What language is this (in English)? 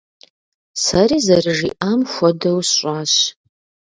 Kabardian